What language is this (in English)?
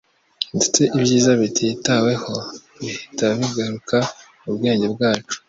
Kinyarwanda